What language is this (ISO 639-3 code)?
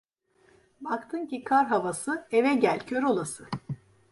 tur